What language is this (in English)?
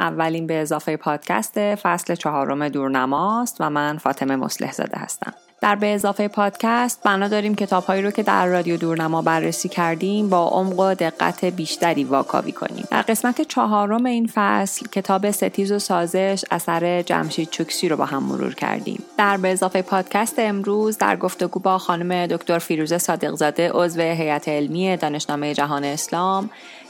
Persian